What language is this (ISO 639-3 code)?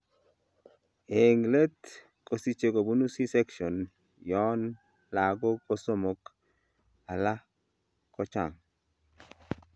kln